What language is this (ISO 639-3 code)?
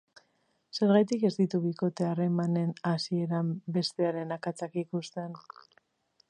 eus